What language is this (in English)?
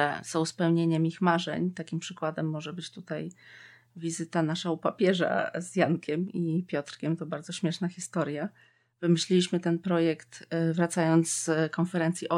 Polish